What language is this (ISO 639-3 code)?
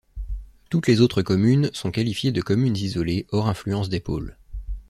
fra